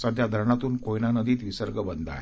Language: Marathi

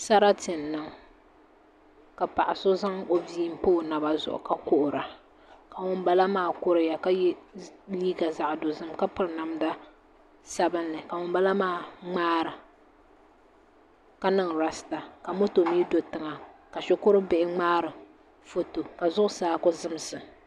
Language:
Dagbani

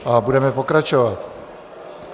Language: Czech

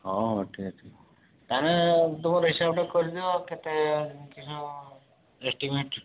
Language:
Odia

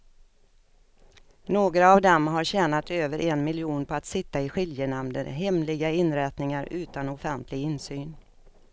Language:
Swedish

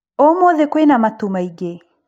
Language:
Kikuyu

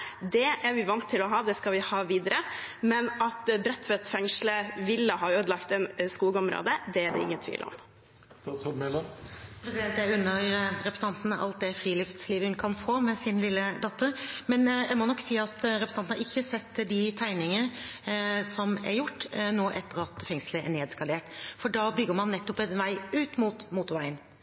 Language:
Norwegian Bokmål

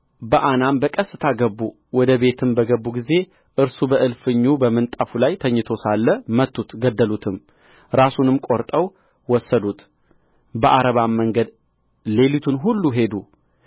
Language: Amharic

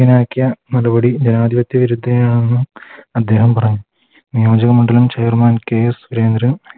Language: Malayalam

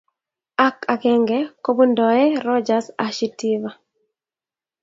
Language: Kalenjin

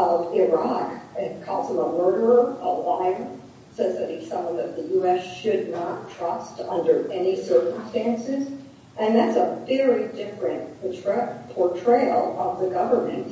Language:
English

